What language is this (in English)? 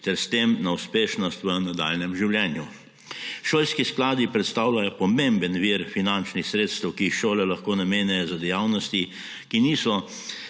Slovenian